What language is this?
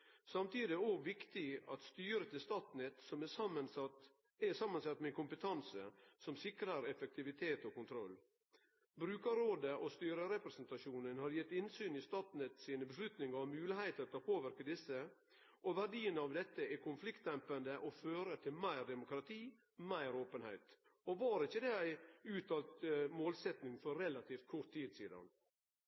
Norwegian Nynorsk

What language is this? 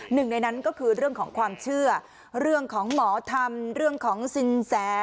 Thai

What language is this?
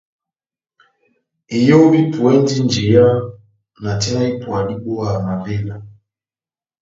Batanga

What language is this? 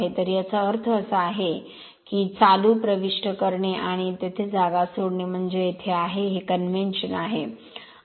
Marathi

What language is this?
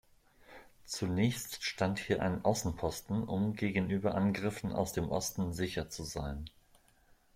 German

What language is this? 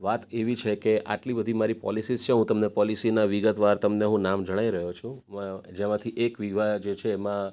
Gujarati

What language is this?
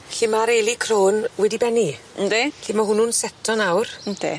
Welsh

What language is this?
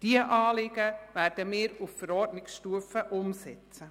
Swiss German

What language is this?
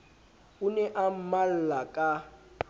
Southern Sotho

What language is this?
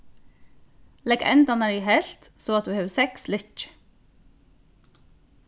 Faroese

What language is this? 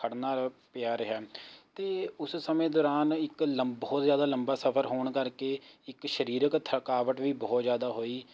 Punjabi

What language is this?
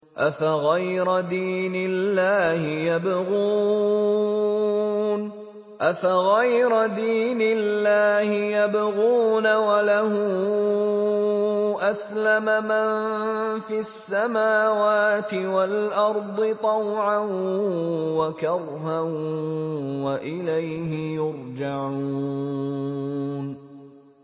Arabic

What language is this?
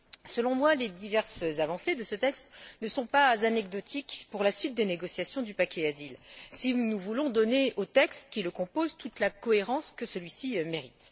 French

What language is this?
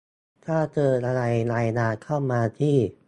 Thai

